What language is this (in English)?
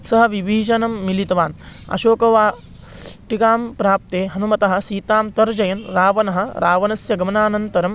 Sanskrit